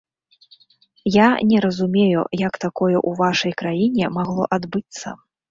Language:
Belarusian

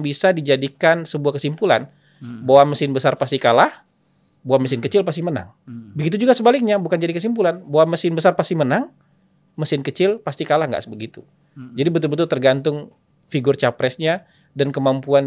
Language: Indonesian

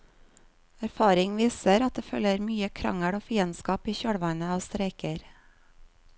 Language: Norwegian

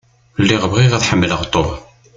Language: Kabyle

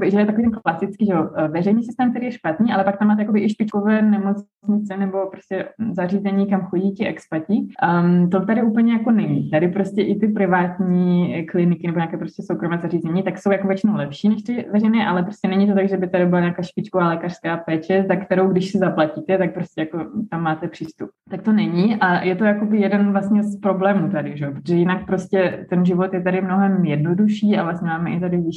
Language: Czech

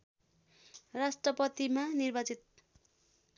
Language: Nepali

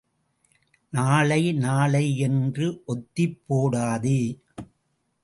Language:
Tamil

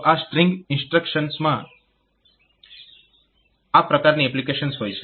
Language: Gujarati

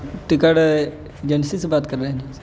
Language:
Urdu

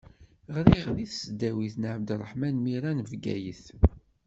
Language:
Kabyle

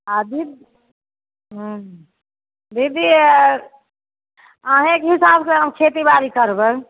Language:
Maithili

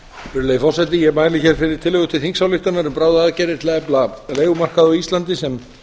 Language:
Icelandic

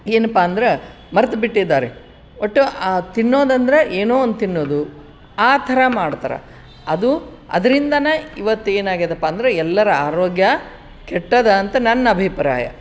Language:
Kannada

